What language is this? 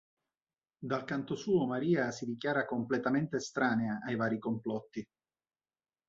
Italian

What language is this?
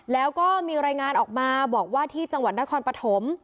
Thai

